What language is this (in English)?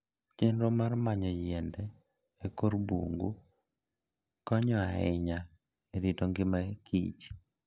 Luo (Kenya and Tanzania)